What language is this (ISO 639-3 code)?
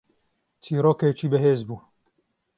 ckb